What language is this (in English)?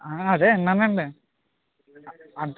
Telugu